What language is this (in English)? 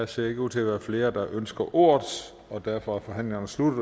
Danish